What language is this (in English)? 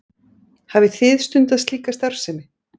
Icelandic